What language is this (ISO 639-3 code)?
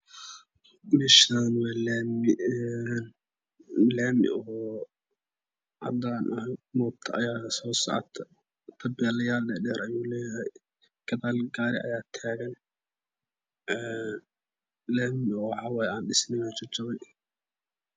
som